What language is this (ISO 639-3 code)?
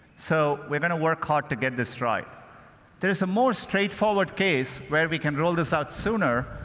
eng